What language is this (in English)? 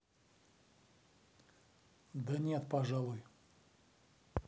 Russian